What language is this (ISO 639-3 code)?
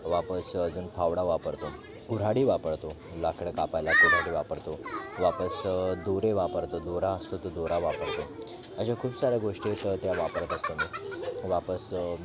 mar